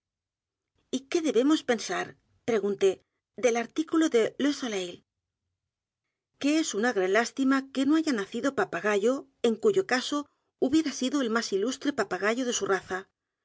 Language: Spanish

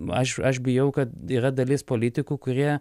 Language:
Lithuanian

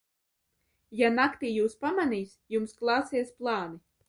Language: Latvian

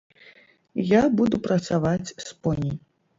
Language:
Belarusian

